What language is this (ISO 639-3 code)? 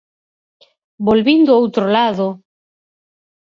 glg